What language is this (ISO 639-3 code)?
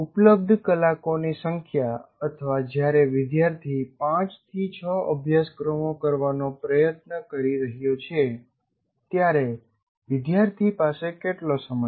guj